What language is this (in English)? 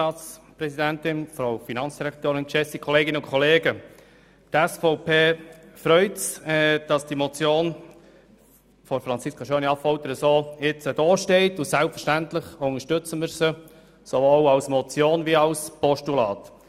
Swiss German